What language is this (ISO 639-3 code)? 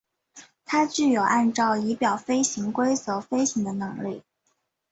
zho